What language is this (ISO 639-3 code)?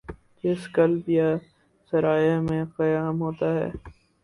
urd